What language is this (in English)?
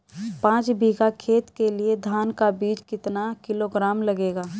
Hindi